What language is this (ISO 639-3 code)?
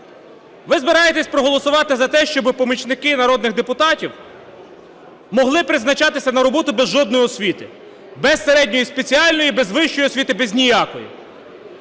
ukr